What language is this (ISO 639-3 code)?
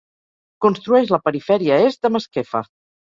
cat